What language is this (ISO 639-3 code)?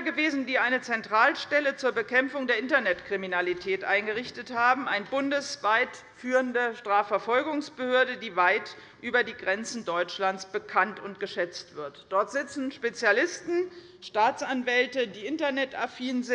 deu